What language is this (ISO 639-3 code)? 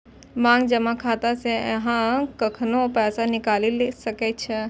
mai